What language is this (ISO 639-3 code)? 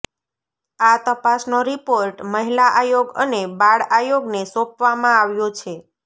guj